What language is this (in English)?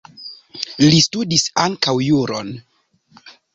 Esperanto